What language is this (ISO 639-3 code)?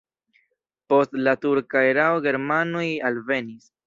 epo